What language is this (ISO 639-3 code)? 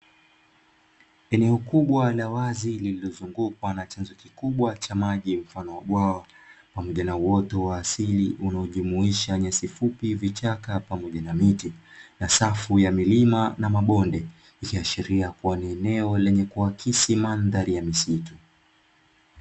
swa